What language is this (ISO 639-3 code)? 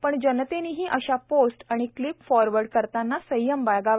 mar